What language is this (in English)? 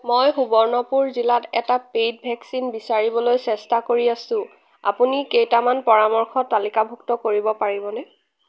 Assamese